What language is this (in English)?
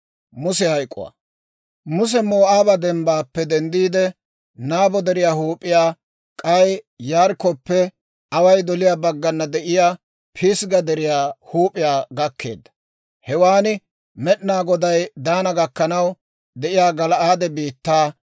Dawro